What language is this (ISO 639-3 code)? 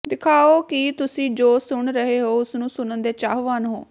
pan